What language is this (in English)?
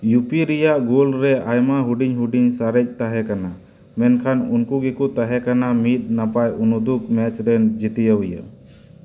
Santali